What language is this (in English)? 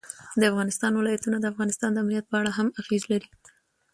Pashto